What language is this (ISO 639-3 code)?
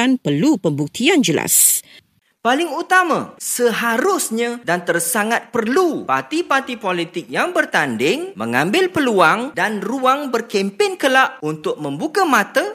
msa